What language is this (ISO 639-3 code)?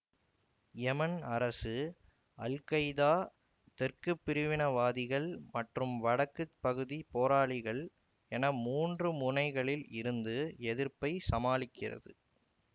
tam